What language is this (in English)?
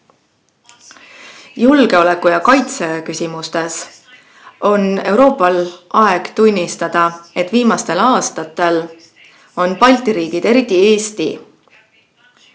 Estonian